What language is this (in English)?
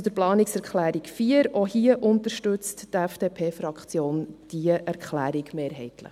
Swiss German